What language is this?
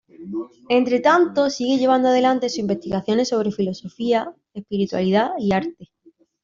Spanish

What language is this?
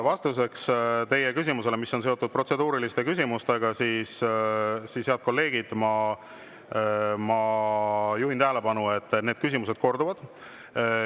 Estonian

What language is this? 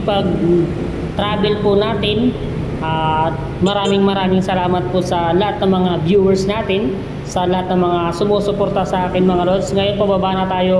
Filipino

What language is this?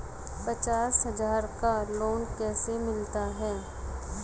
Hindi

